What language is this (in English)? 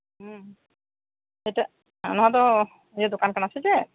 Santali